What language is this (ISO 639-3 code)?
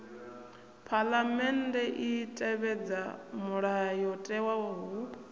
ven